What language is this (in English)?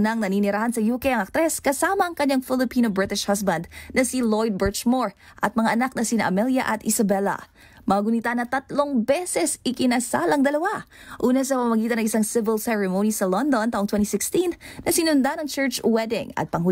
Filipino